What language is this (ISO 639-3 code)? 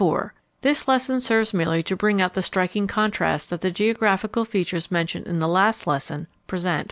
eng